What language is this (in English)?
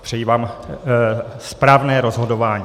Czech